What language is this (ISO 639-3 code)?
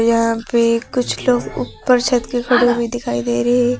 hin